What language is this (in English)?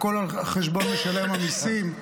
Hebrew